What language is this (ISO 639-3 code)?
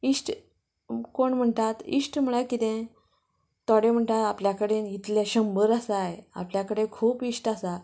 kok